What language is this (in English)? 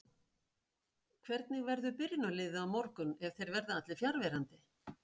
Icelandic